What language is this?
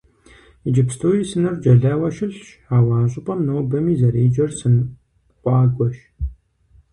Kabardian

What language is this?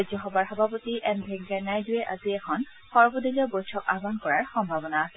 Assamese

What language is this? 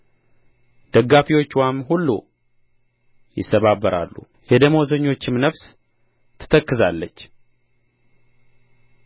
Amharic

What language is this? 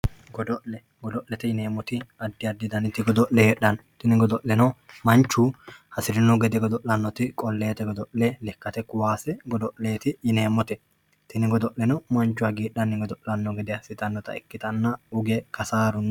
Sidamo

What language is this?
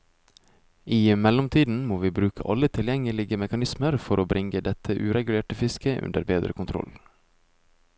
Norwegian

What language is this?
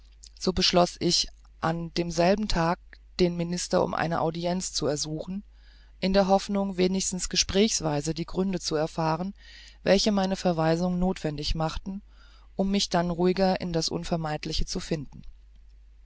German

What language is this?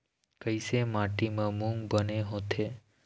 Chhattisgarhi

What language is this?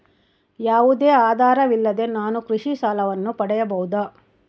Kannada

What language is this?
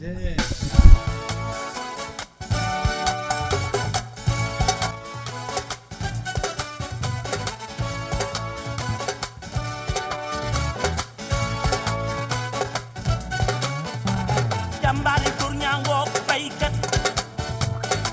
Fula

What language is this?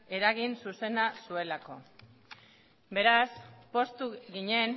Basque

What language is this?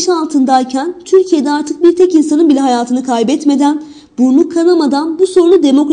Turkish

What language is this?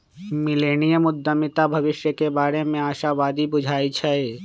Magahi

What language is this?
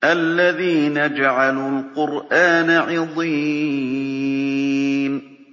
Arabic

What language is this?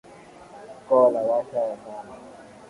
Swahili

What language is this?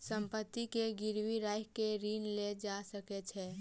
Maithili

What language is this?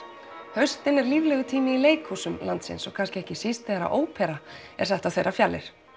Icelandic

